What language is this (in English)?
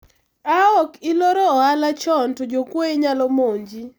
Luo (Kenya and Tanzania)